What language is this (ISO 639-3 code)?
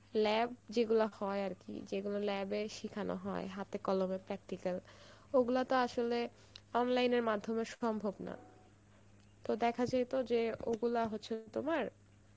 ben